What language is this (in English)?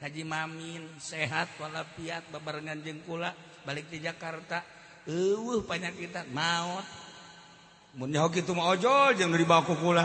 Indonesian